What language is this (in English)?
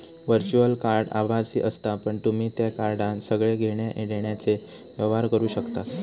Marathi